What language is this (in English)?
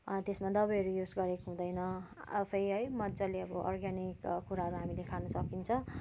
Nepali